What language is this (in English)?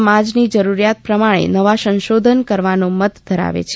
Gujarati